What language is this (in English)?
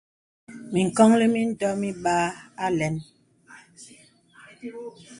Bebele